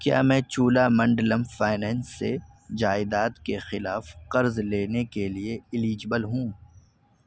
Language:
Urdu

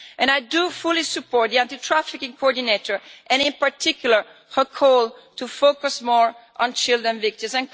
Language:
English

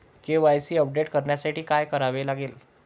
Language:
Marathi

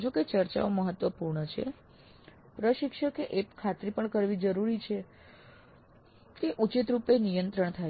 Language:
Gujarati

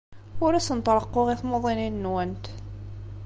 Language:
Kabyle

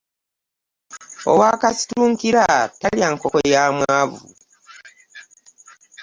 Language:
Ganda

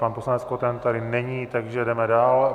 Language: Czech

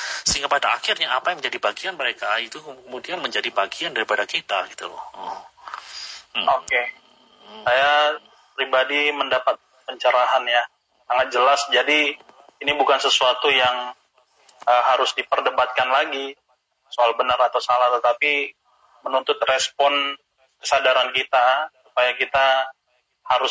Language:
Indonesian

